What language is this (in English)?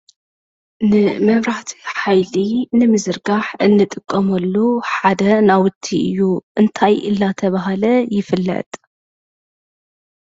Tigrinya